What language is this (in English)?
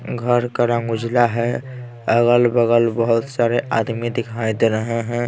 Hindi